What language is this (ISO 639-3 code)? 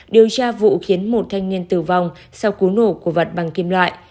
vie